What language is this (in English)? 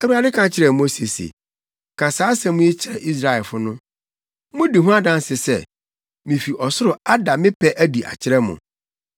Akan